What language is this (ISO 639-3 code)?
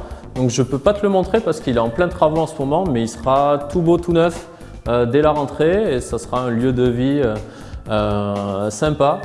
fra